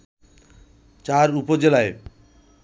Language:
Bangla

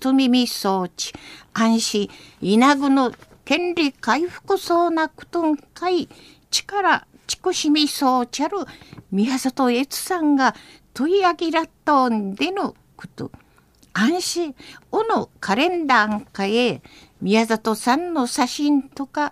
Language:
Japanese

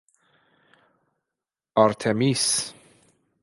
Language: Persian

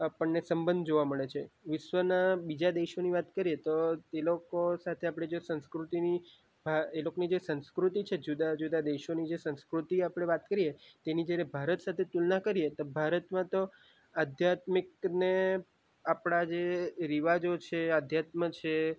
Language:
Gujarati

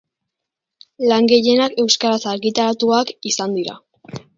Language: Basque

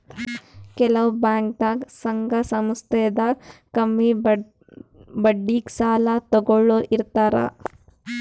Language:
Kannada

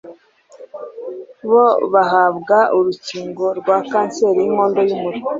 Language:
Kinyarwanda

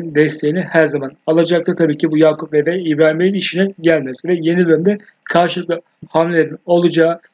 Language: Turkish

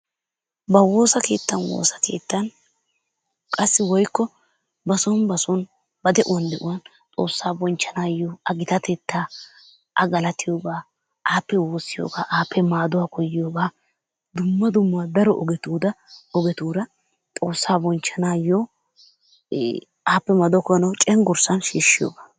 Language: Wolaytta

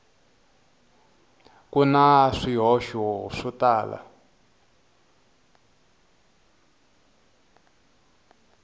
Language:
Tsonga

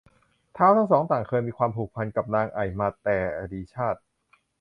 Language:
Thai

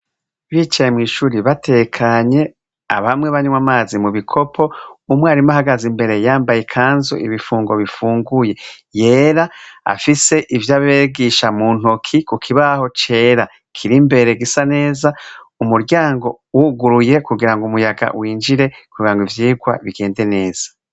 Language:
Rundi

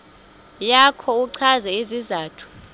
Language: Xhosa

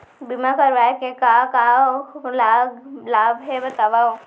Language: Chhattisgarhi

